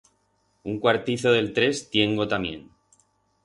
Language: Aragonese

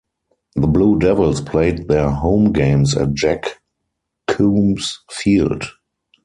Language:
English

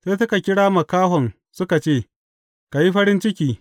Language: Hausa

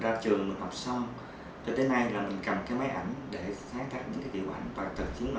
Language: Vietnamese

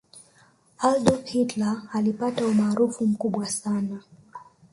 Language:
Swahili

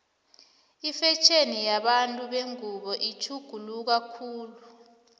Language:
South Ndebele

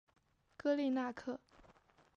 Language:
Chinese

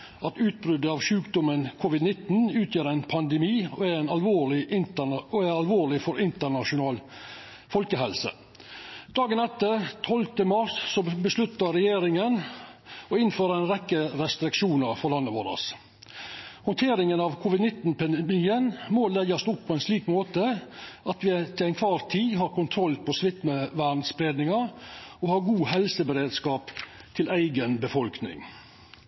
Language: Norwegian Nynorsk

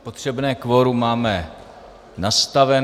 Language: Czech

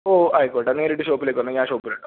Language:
Malayalam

